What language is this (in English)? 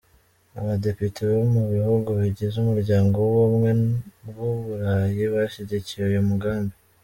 Kinyarwanda